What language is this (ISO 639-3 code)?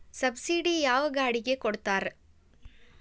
kan